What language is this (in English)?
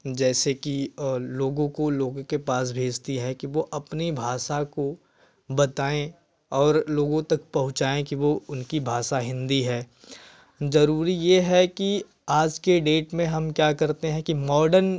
Hindi